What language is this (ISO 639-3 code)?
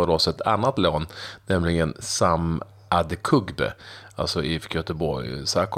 swe